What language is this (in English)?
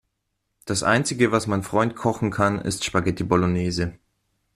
German